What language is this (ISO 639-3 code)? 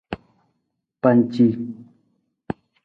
nmz